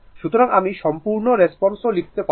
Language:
Bangla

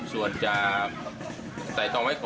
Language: Thai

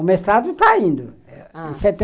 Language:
Portuguese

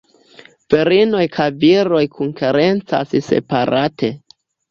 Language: Esperanto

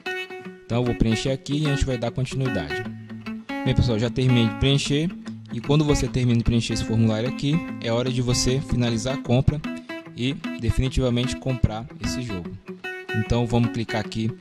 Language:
Portuguese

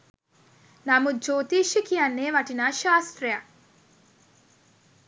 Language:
Sinhala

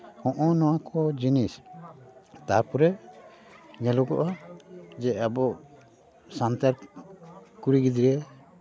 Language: Santali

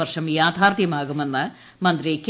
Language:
Malayalam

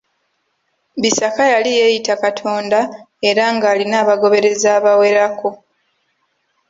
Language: Ganda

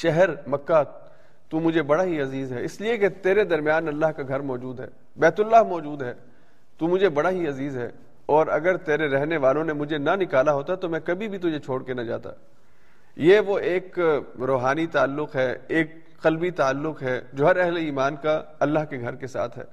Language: Urdu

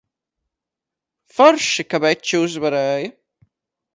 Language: Latvian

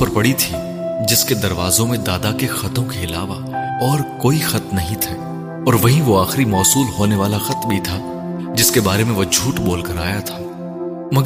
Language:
Urdu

